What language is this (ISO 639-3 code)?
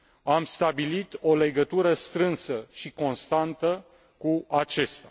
ron